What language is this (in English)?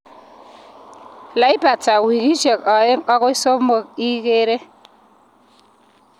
Kalenjin